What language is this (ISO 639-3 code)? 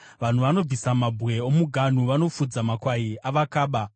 sna